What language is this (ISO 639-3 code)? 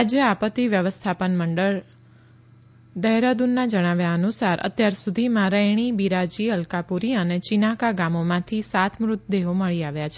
guj